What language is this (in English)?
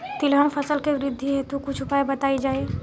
Bhojpuri